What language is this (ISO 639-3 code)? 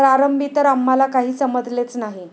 mar